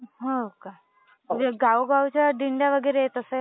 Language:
Marathi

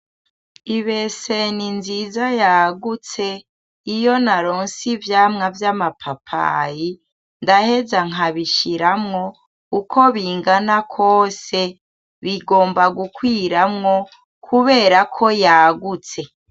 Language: Rundi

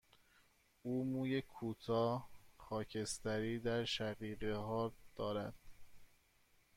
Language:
Persian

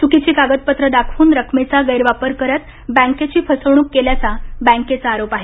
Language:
Marathi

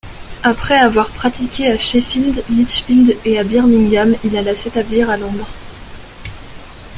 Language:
French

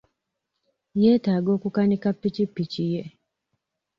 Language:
Ganda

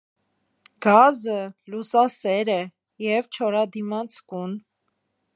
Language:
Armenian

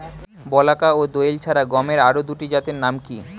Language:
Bangla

